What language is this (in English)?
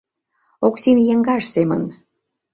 Mari